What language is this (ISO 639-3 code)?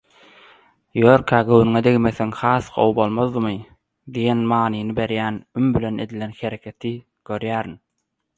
tuk